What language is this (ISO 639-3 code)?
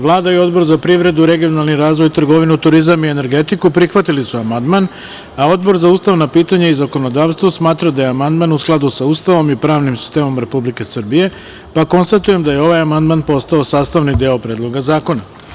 srp